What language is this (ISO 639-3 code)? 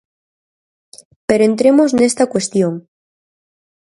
glg